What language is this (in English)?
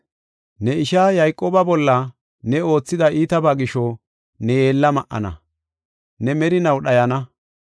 Gofa